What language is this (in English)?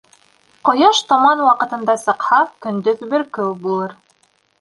Bashkir